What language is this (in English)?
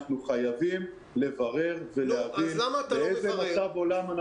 Hebrew